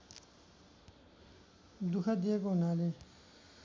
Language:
Nepali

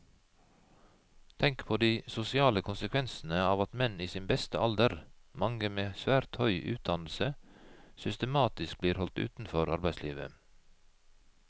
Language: Norwegian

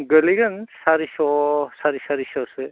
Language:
Bodo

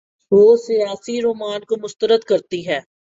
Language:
Urdu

